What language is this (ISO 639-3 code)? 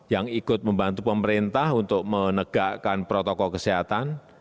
ind